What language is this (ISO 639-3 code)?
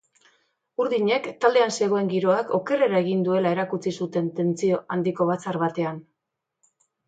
eus